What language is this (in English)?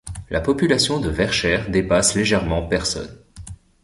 French